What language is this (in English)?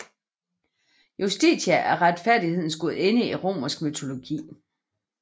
Danish